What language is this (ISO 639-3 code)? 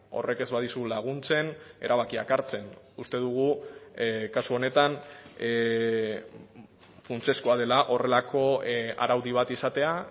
eus